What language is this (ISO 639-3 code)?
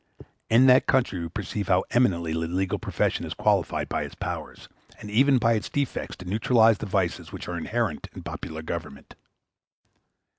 eng